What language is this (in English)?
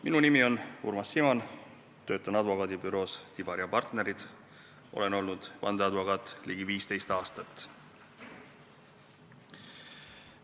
Estonian